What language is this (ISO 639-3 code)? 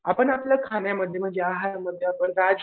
mar